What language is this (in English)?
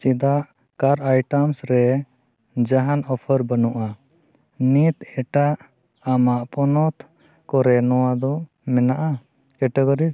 Santali